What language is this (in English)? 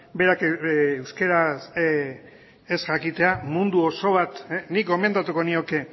Basque